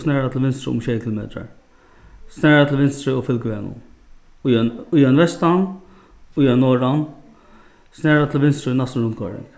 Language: Faroese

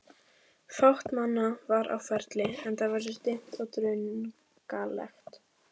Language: Icelandic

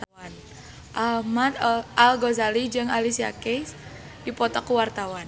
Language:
Sundanese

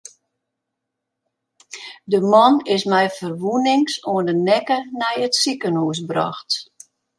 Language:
Western Frisian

